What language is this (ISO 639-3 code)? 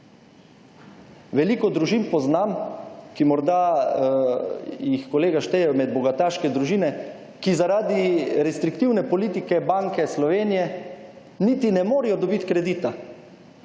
slv